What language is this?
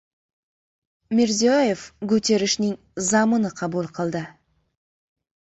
Uzbek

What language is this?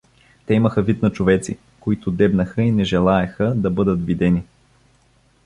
Bulgarian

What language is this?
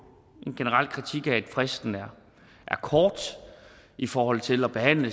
Danish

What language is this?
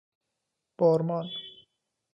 Persian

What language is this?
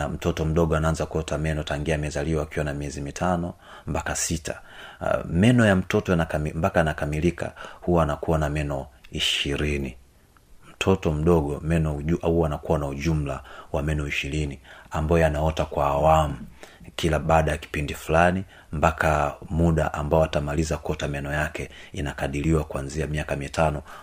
Swahili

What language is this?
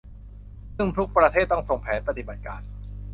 Thai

